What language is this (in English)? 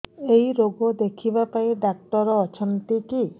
Odia